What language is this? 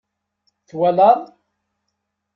Kabyle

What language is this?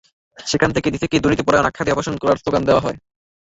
Bangla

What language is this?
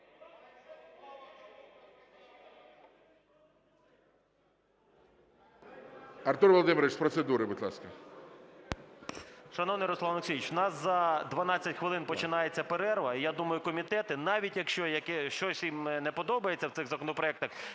Ukrainian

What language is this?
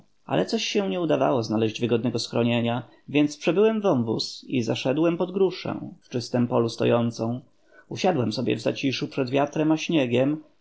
Polish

